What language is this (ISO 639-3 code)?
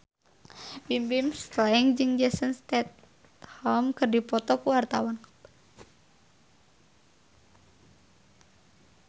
sun